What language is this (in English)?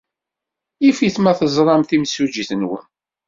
Kabyle